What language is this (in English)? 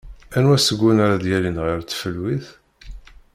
Kabyle